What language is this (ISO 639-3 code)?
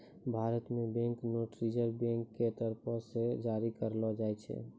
mai